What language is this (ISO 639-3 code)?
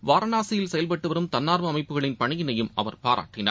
tam